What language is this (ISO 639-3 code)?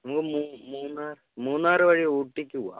mal